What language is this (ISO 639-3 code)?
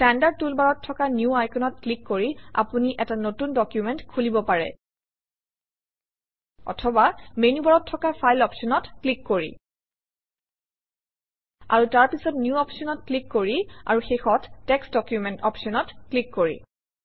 asm